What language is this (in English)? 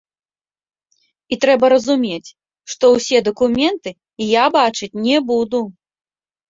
Belarusian